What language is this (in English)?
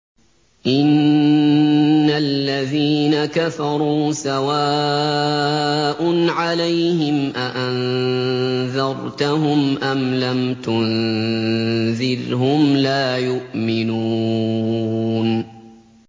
Arabic